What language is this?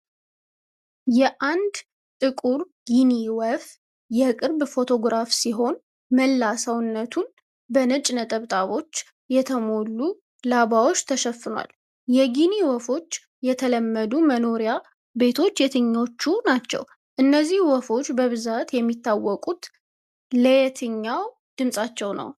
Amharic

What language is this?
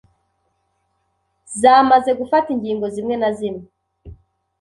Kinyarwanda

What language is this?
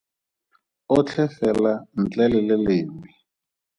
Tswana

